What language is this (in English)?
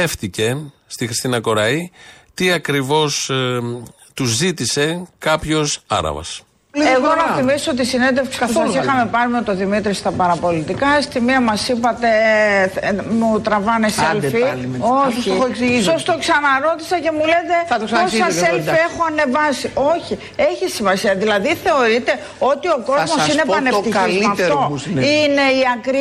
Greek